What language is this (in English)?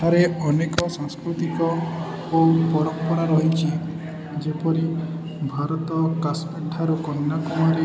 Odia